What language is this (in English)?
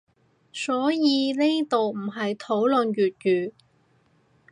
Cantonese